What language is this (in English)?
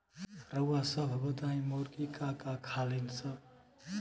Bhojpuri